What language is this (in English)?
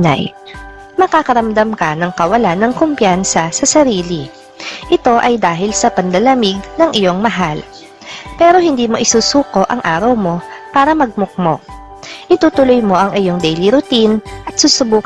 Filipino